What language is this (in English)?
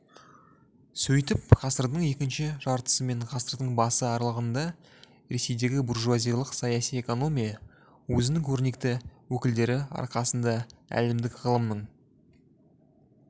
Kazakh